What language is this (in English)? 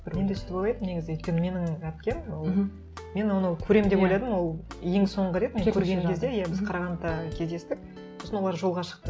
Kazakh